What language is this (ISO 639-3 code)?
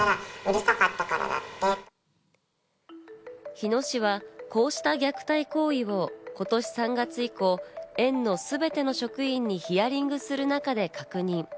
jpn